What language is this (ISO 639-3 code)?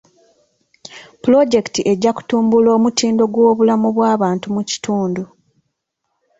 lug